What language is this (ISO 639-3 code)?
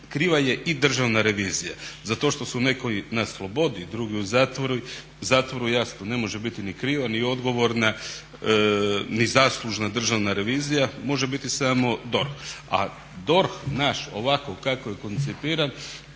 hrv